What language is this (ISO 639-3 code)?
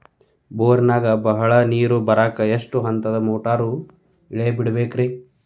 kan